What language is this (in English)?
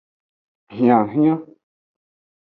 Aja (Benin)